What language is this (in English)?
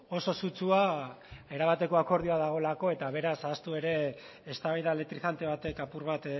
Basque